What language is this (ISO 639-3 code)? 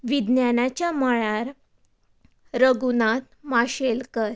kok